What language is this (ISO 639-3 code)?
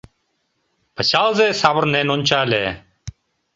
chm